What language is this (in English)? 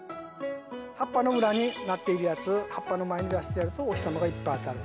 Japanese